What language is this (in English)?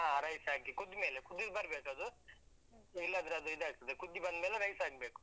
Kannada